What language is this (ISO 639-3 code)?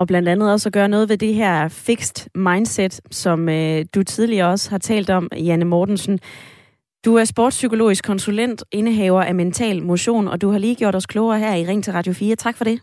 dan